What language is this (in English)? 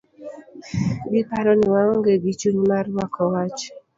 Luo (Kenya and Tanzania)